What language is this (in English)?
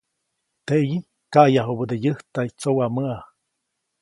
Copainalá Zoque